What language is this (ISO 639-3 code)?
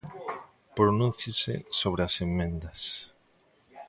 glg